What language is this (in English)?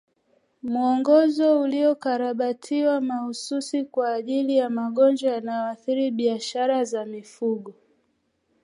Swahili